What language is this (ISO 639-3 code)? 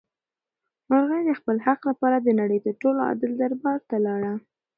pus